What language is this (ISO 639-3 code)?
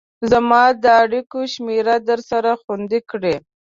pus